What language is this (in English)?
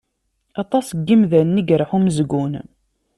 Kabyle